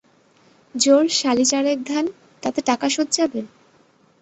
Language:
Bangla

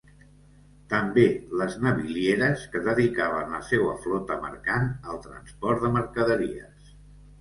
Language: Catalan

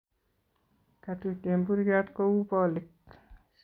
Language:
Kalenjin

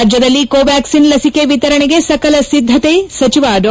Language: Kannada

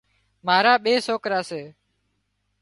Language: Wadiyara Koli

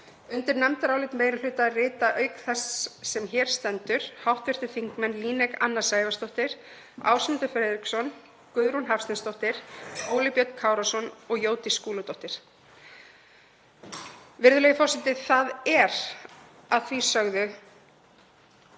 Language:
Icelandic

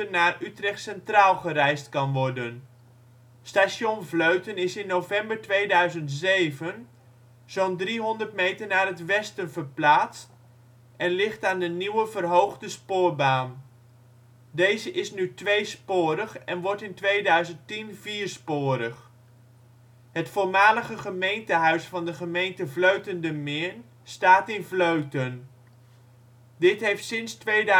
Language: Dutch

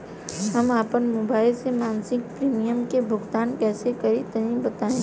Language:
Bhojpuri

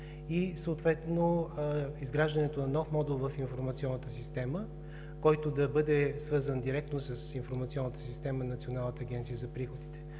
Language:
Bulgarian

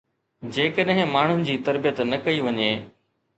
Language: Sindhi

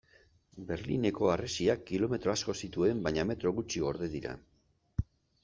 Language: Basque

